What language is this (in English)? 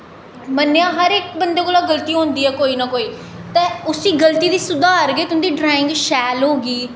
Dogri